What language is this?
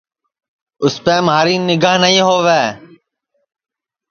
Sansi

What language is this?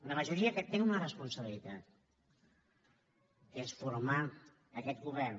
Catalan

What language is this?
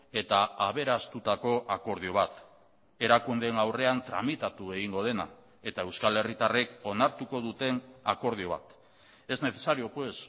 Basque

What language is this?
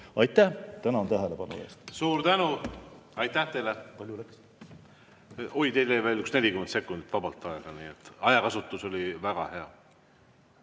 Estonian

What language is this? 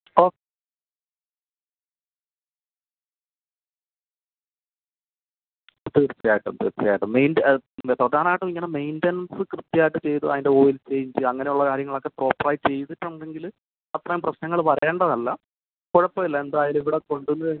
Malayalam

